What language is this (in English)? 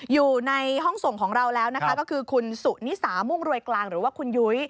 Thai